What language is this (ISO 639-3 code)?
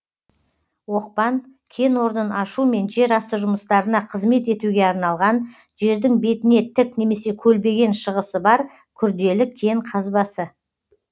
kaz